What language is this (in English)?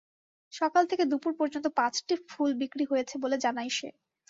Bangla